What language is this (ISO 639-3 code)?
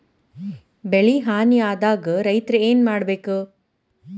kan